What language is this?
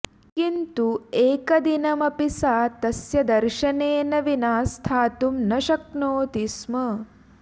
Sanskrit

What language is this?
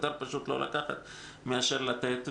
Hebrew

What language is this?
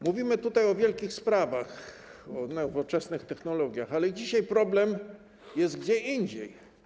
Polish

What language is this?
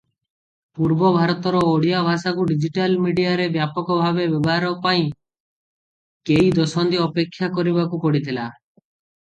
Odia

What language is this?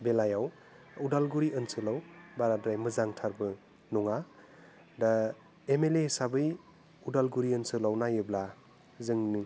Bodo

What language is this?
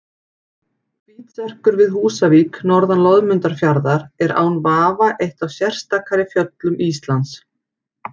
Icelandic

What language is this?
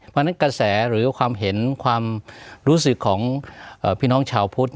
Thai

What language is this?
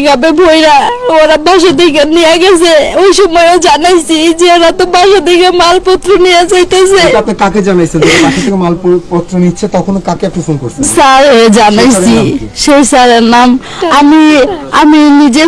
Turkish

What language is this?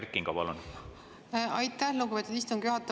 Estonian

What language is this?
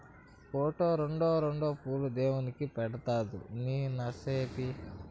Telugu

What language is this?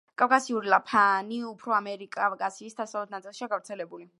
Georgian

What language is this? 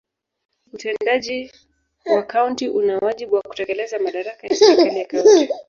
Swahili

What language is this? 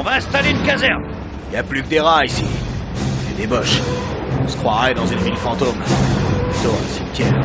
French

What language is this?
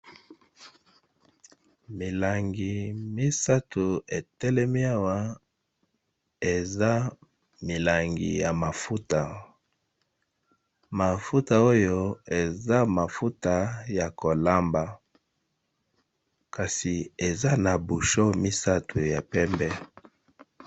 Lingala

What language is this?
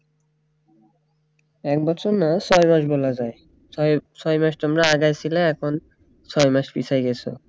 Bangla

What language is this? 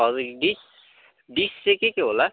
Nepali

